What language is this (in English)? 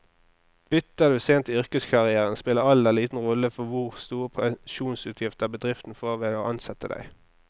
Norwegian